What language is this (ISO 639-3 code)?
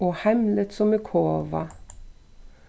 fao